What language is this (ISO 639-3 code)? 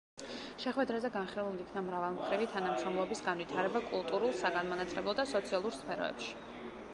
kat